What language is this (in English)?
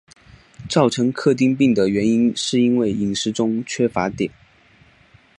Chinese